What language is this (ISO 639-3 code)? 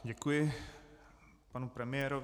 ces